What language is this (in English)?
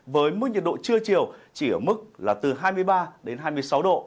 Vietnamese